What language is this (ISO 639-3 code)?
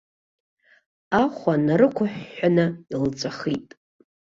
abk